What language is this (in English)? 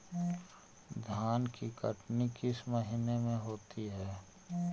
Magahi